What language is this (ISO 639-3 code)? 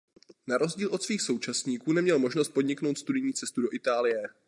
ces